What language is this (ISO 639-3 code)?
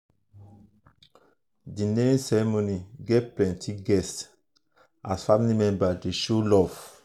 pcm